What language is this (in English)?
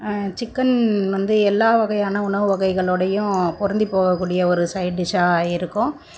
Tamil